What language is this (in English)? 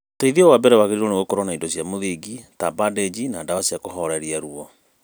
Kikuyu